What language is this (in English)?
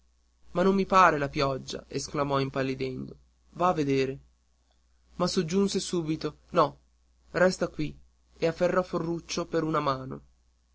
Italian